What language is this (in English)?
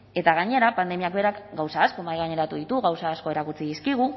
Basque